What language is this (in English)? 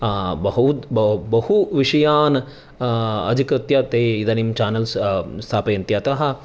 Sanskrit